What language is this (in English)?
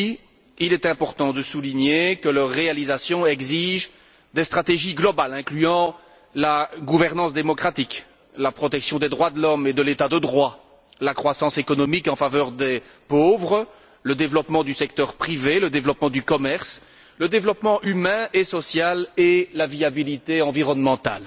French